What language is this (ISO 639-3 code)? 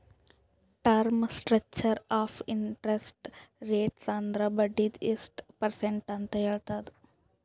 kan